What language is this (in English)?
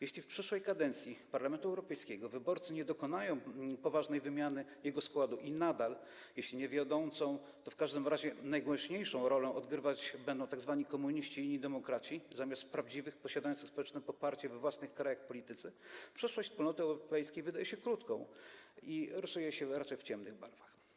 Polish